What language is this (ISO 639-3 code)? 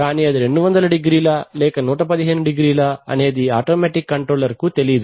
tel